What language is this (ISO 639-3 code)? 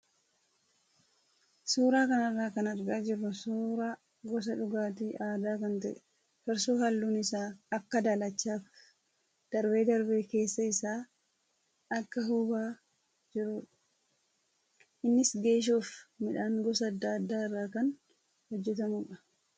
orm